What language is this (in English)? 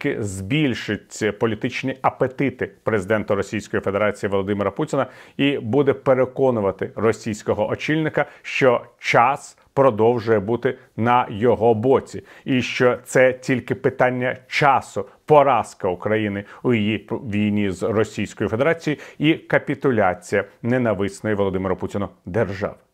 Ukrainian